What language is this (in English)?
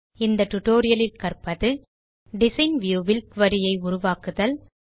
Tamil